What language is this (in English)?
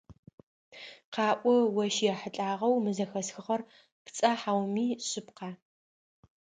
Adyghe